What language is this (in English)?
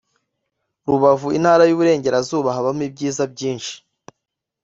Kinyarwanda